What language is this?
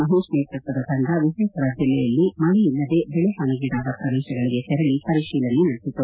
Kannada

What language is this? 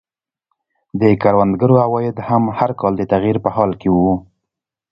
Pashto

